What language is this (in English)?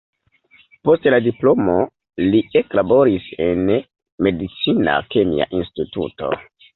Esperanto